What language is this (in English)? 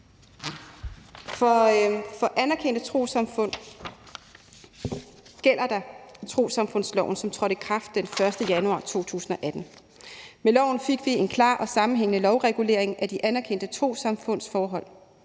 Danish